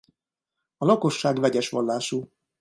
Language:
Hungarian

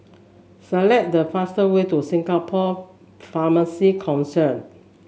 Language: English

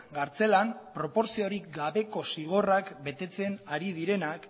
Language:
Basque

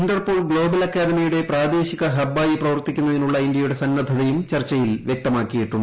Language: Malayalam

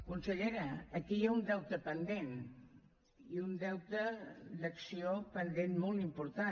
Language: Catalan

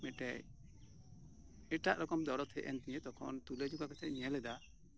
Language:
Santali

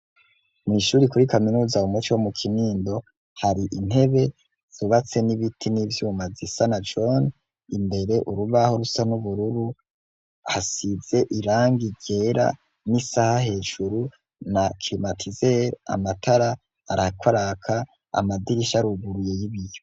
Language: Rundi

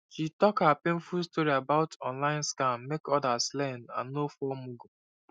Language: Nigerian Pidgin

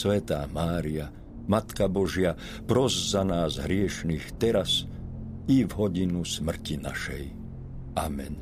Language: Slovak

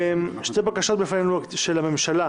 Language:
Hebrew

